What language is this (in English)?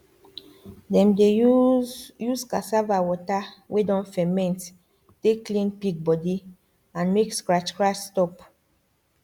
Nigerian Pidgin